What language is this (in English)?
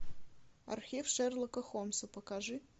Russian